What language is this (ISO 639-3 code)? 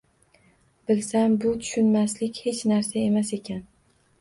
uzb